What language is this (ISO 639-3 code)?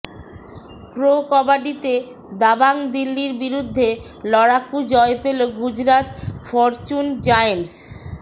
ben